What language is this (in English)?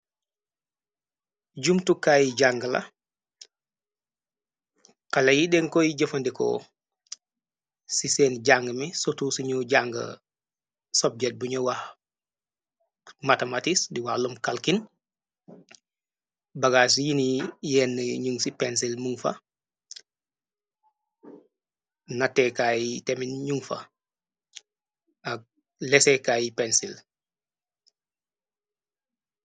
Wolof